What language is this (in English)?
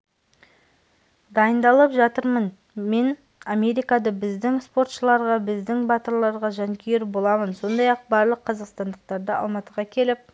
Kazakh